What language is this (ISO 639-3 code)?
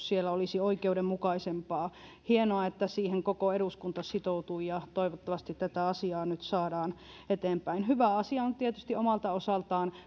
fin